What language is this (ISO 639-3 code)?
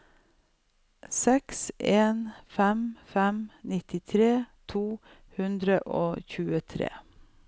nor